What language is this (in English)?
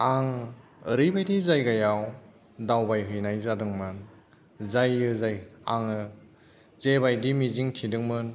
Bodo